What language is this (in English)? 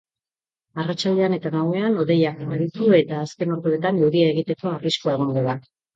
Basque